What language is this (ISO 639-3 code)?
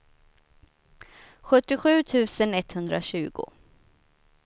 swe